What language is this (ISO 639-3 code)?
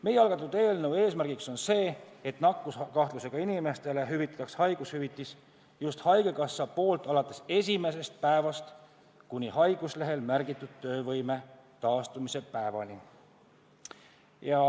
est